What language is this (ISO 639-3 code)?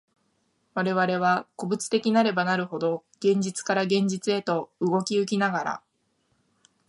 jpn